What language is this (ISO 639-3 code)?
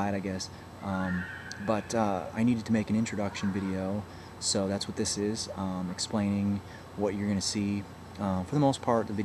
eng